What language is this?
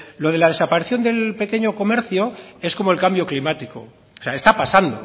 Spanish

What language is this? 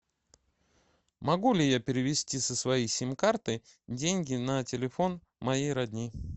Russian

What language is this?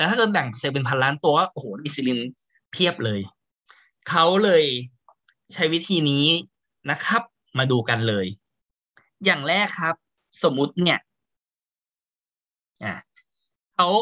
Thai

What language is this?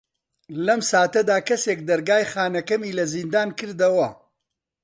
Central Kurdish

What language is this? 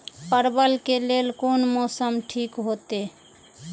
Maithili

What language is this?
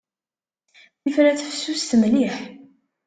Kabyle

